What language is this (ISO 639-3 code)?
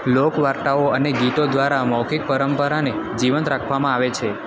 guj